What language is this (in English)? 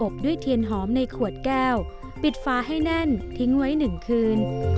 Thai